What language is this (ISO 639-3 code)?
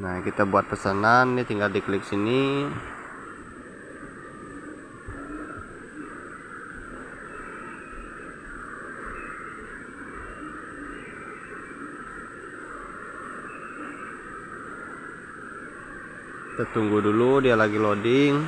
ind